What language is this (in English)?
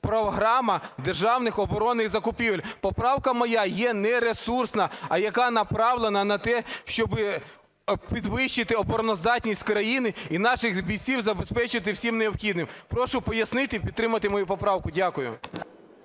Ukrainian